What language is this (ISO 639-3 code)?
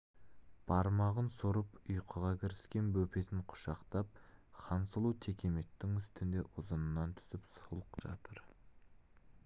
kaz